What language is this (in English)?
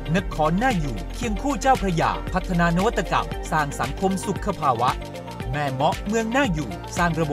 Thai